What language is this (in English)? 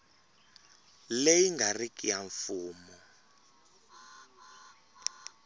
Tsonga